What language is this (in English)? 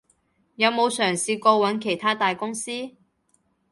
Cantonese